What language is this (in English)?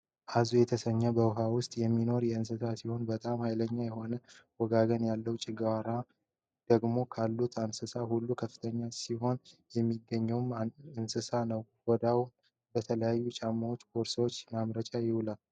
Amharic